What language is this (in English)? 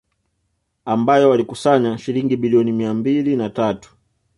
Swahili